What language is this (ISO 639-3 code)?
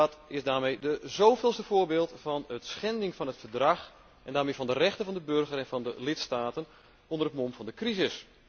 nld